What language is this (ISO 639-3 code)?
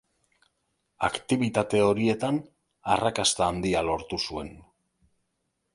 eus